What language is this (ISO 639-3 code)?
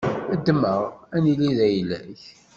kab